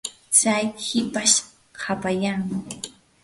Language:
Yanahuanca Pasco Quechua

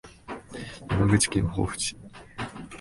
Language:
Japanese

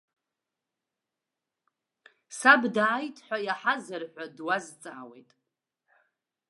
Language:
Abkhazian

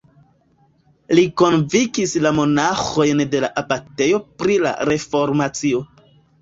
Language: Esperanto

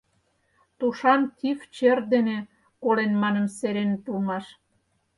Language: Mari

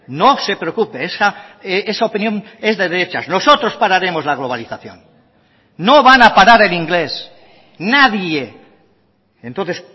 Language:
Spanish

